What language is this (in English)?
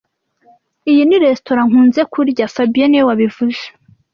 Kinyarwanda